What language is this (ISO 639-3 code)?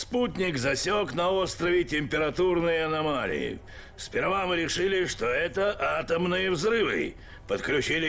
rus